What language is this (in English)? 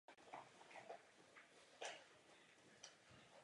Czech